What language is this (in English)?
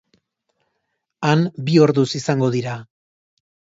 Basque